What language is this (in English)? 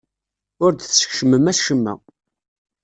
Kabyle